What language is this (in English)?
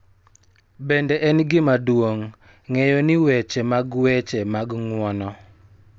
Luo (Kenya and Tanzania)